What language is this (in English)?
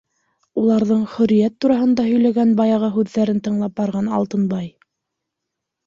Bashkir